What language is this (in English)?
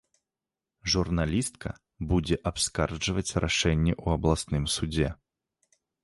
Belarusian